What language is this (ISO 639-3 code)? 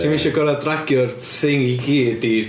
cym